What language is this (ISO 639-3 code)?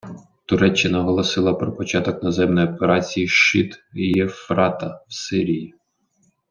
ukr